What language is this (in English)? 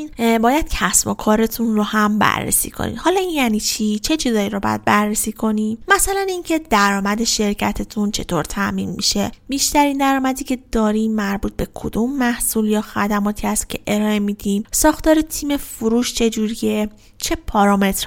Persian